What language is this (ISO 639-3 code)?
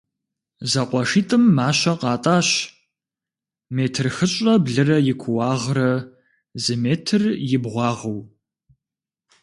kbd